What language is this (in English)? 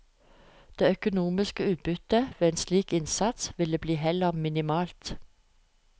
Norwegian